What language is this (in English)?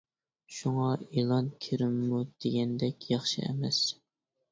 Uyghur